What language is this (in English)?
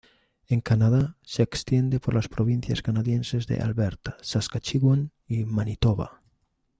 Spanish